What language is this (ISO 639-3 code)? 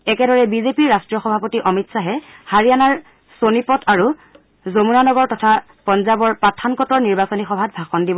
asm